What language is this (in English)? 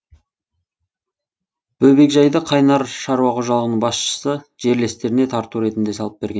Kazakh